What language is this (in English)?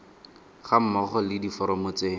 Tswana